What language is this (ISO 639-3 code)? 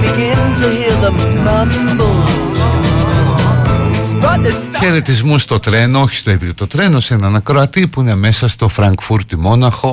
ell